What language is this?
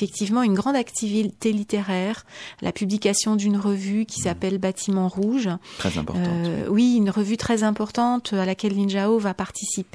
French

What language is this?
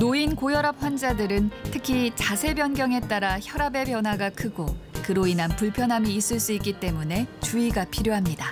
Korean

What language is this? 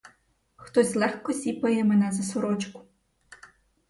Ukrainian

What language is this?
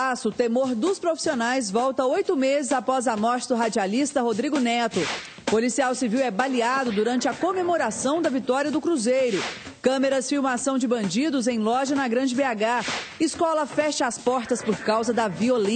Portuguese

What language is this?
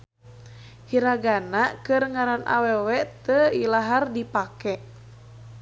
Sundanese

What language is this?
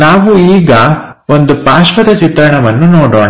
Kannada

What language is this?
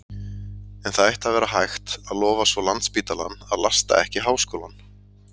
Icelandic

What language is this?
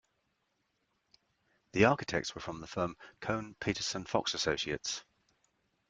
English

